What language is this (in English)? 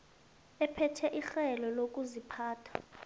South Ndebele